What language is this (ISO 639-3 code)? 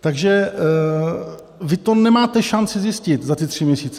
ces